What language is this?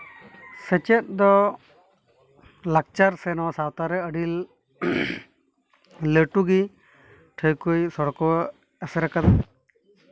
Santali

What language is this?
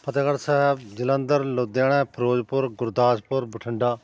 Punjabi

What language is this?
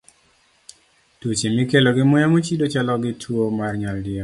Luo (Kenya and Tanzania)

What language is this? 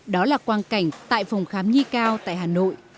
Vietnamese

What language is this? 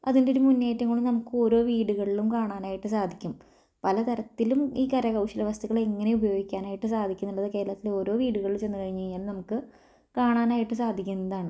Malayalam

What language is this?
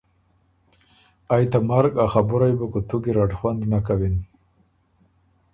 Ormuri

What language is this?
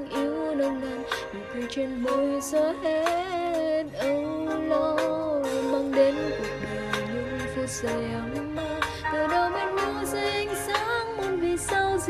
Vietnamese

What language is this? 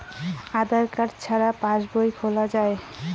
Bangla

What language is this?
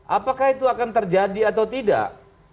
Indonesian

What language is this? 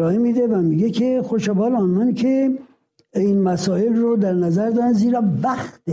Persian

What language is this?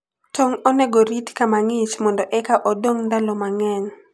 Luo (Kenya and Tanzania)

